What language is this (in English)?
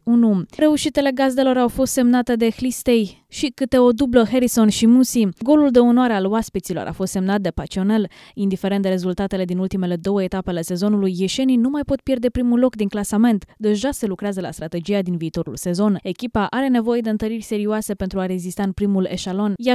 Romanian